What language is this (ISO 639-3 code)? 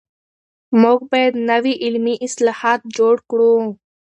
pus